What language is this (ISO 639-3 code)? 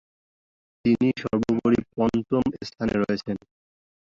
ben